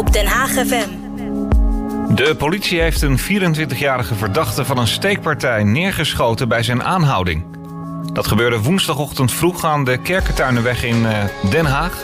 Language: Dutch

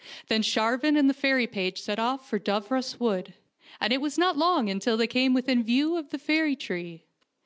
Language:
English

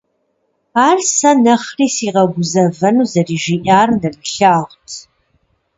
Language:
Kabardian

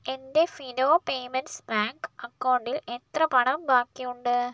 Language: Malayalam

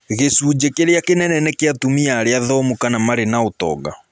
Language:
Kikuyu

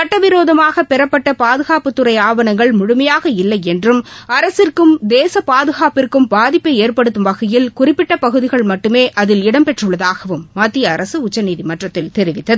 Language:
Tamil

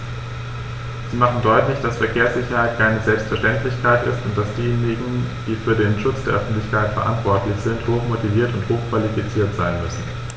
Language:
German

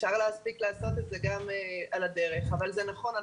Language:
Hebrew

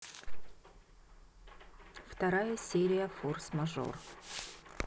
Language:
Russian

